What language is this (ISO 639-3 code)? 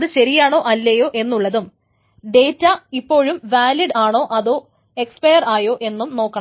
mal